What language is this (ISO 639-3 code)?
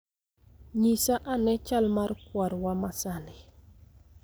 luo